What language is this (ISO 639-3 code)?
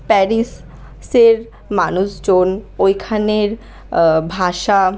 ben